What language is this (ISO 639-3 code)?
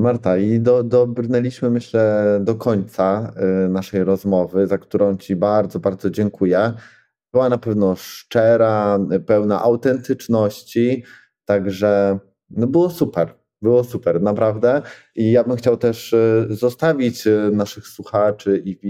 pol